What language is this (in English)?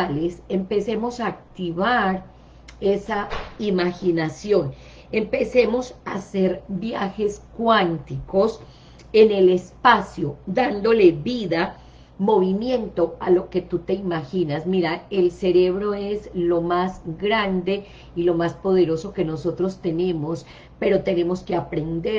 Spanish